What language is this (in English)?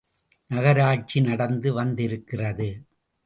Tamil